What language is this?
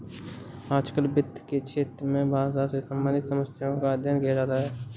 Hindi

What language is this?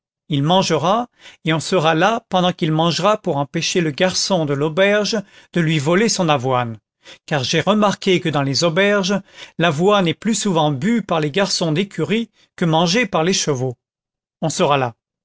French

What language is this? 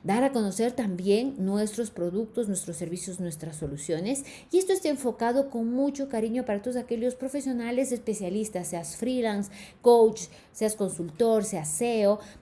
Spanish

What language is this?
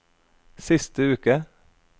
Norwegian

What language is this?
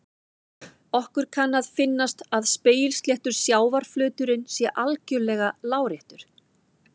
Icelandic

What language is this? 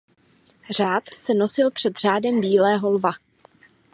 Czech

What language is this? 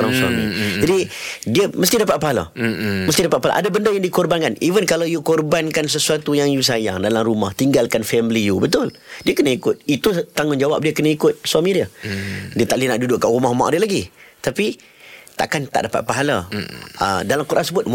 Malay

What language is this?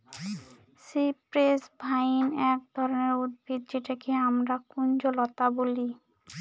Bangla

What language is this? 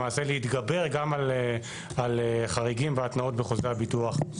Hebrew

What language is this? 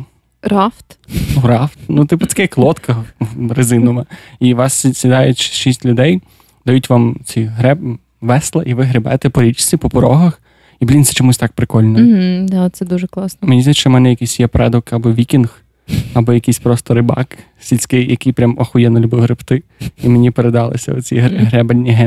Ukrainian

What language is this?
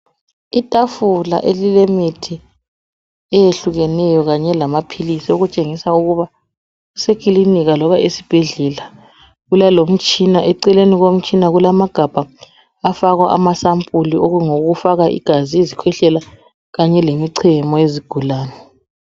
North Ndebele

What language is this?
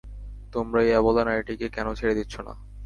Bangla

